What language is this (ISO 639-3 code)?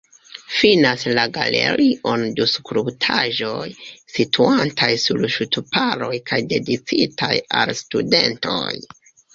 epo